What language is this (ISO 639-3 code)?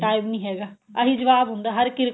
pan